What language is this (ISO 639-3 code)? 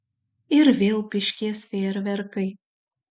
lit